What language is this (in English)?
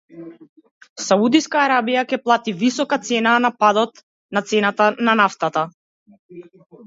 Macedonian